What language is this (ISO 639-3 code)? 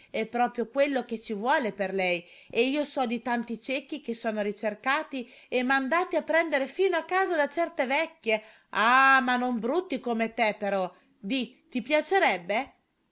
ita